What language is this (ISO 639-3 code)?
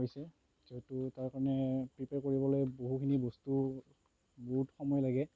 asm